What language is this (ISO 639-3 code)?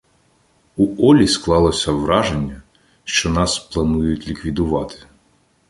ukr